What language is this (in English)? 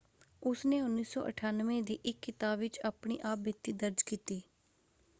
Punjabi